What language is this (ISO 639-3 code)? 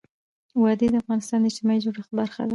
pus